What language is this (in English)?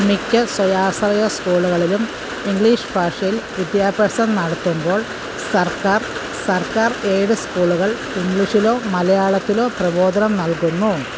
Malayalam